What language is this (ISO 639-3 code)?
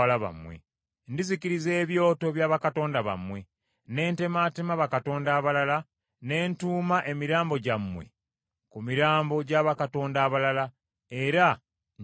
lug